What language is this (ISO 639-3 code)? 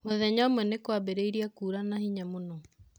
kik